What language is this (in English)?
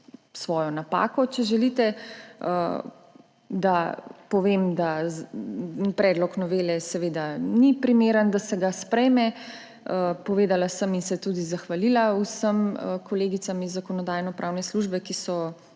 Slovenian